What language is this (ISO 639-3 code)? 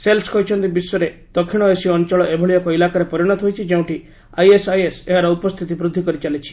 ori